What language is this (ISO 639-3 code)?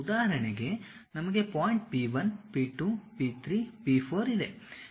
kan